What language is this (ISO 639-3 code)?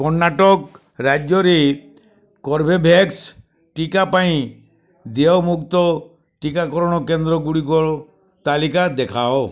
ori